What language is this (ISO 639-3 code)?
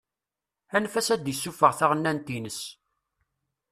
kab